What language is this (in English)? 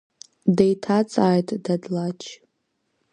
Abkhazian